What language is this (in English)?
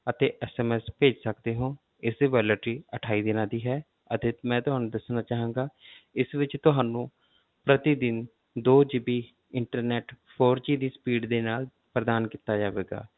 Punjabi